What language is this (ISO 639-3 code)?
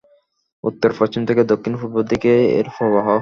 ben